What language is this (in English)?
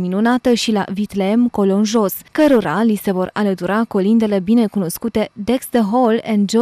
Romanian